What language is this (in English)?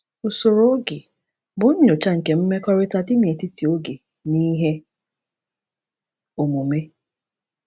Igbo